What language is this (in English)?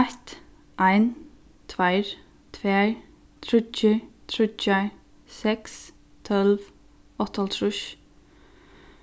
Faroese